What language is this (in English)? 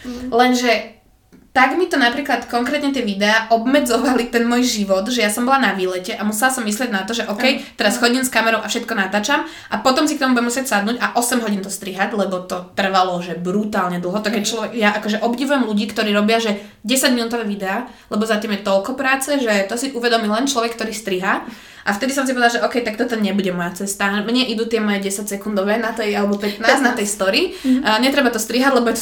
Slovak